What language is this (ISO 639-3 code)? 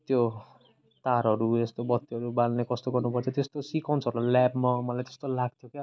nep